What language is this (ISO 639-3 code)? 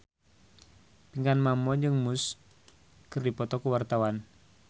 sun